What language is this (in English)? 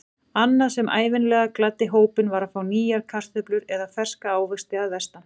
Icelandic